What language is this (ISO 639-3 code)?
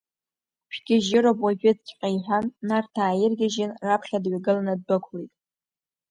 abk